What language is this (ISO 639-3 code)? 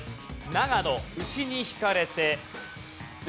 jpn